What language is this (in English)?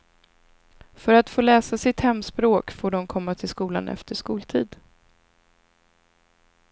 Swedish